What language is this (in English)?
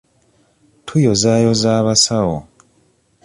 Ganda